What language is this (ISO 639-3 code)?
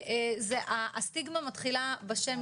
heb